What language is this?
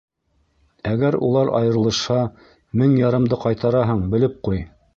Bashkir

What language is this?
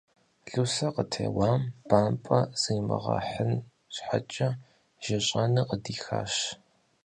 Kabardian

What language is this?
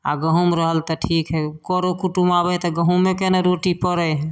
Maithili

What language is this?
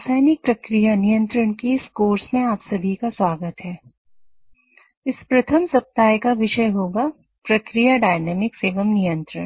Hindi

